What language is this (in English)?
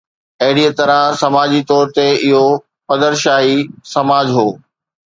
Sindhi